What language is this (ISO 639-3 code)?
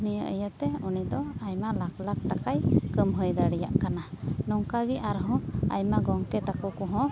sat